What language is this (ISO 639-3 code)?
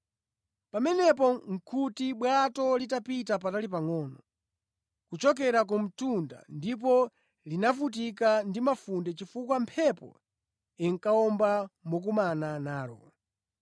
nya